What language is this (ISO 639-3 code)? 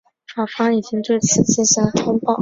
zho